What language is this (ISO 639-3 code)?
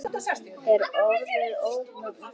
isl